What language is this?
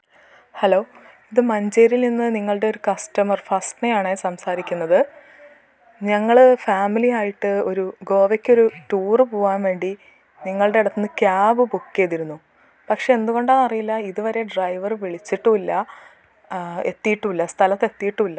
Malayalam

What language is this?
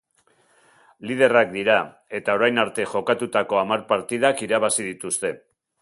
Basque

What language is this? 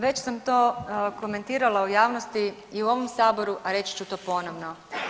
Croatian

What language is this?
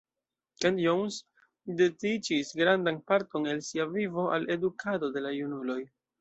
Esperanto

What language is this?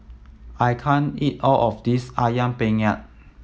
English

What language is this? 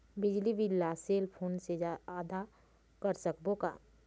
Chhattisgarhi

